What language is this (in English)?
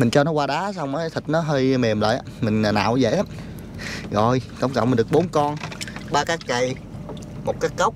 Vietnamese